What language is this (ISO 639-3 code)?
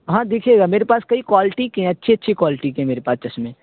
urd